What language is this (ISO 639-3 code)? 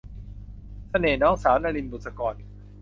tha